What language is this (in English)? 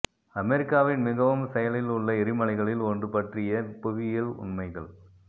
Tamil